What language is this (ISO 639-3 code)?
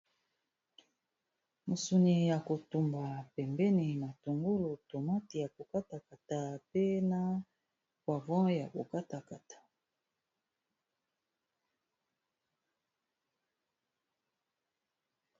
lin